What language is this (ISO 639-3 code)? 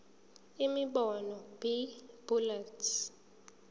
zul